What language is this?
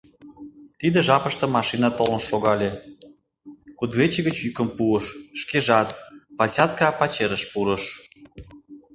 Mari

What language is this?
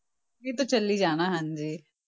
Punjabi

